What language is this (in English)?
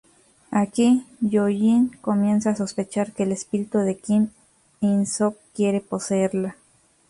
Spanish